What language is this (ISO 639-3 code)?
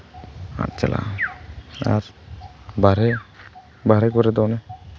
sat